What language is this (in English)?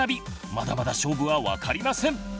Japanese